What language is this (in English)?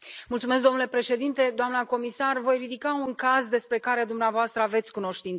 Romanian